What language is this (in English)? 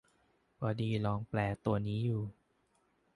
Thai